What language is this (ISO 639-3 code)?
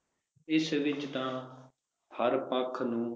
pan